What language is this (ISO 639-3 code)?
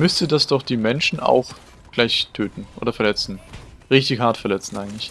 deu